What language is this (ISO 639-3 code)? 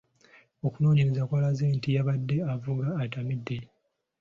lug